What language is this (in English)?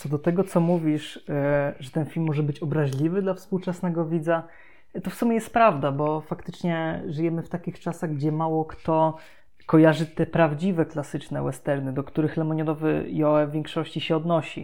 Polish